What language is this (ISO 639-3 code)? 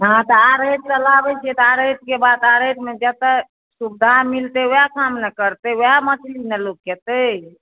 mai